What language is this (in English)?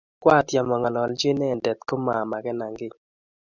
Kalenjin